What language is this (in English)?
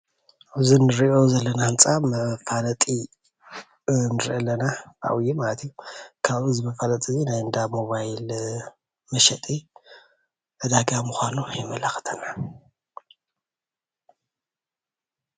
Tigrinya